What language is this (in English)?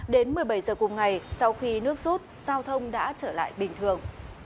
Vietnamese